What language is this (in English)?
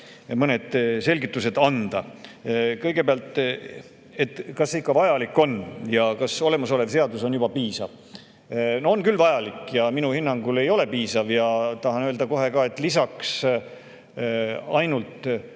Estonian